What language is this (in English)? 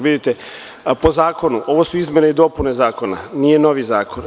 Serbian